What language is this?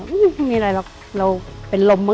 Thai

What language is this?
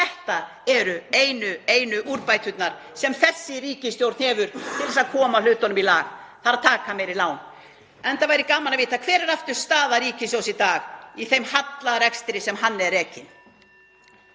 Icelandic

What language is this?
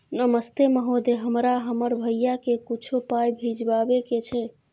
Maithili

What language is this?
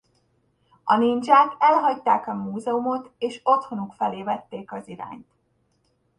Hungarian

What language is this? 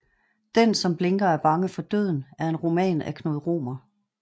Danish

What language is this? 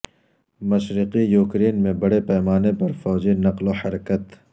Urdu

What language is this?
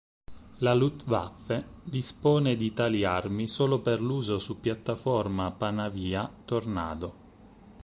Italian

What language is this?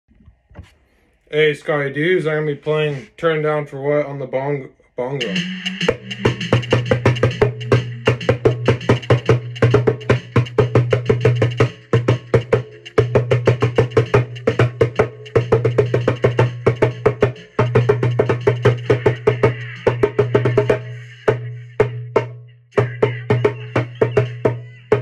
English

